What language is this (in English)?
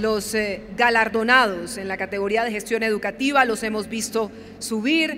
Spanish